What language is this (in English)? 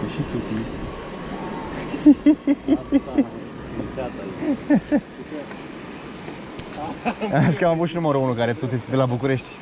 Romanian